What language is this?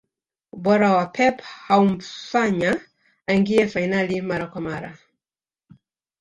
Swahili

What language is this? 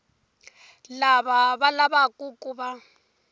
Tsonga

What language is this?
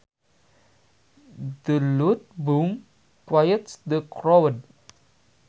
Sundanese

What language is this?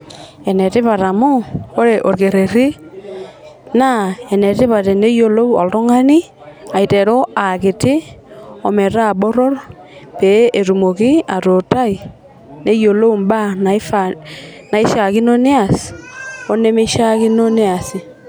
Masai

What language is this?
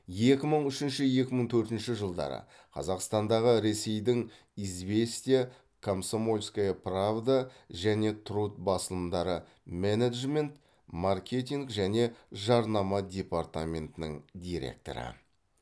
Kazakh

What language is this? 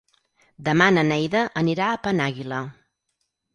Catalan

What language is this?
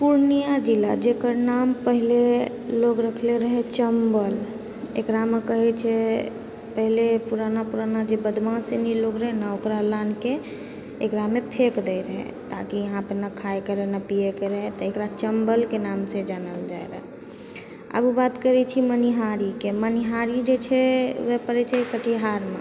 Maithili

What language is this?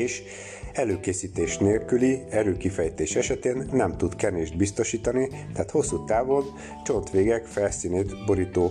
Hungarian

